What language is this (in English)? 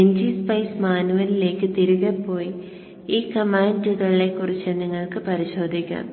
Malayalam